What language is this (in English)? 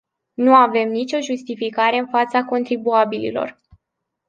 Romanian